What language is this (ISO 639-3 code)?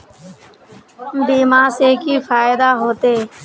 mag